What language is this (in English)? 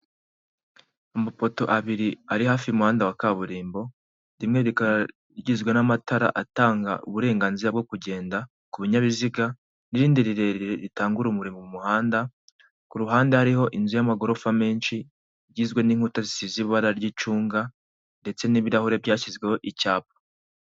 Kinyarwanda